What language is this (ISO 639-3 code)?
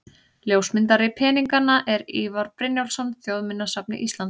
isl